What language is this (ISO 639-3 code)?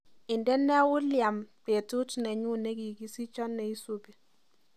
kln